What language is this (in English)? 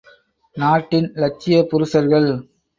Tamil